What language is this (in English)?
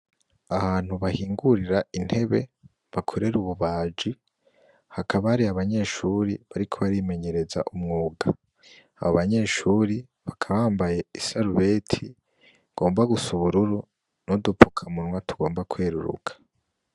Rundi